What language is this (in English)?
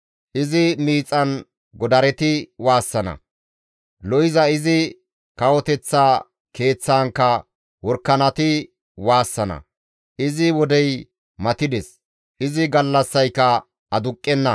Gamo